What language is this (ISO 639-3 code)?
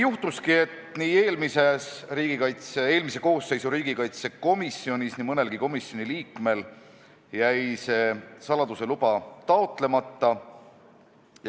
est